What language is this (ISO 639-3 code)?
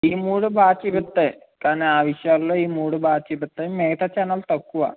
tel